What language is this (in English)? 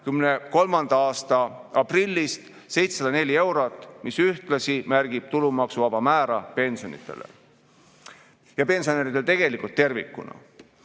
Estonian